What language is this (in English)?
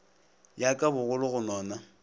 Northern Sotho